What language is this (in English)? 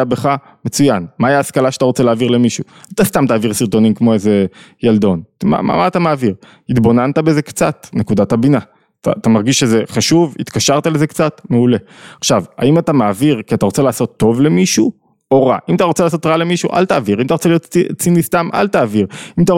Hebrew